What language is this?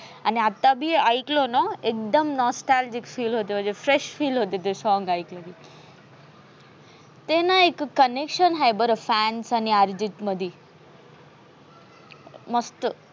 Marathi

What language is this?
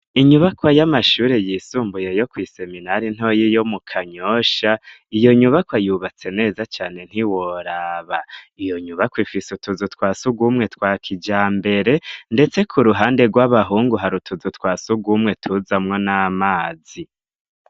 Rundi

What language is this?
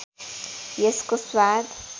Nepali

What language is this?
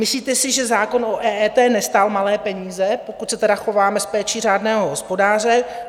Czech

